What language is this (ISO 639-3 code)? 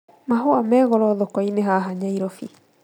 kik